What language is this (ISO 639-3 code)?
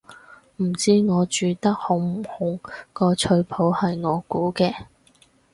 yue